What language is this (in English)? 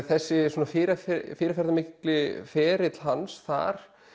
Icelandic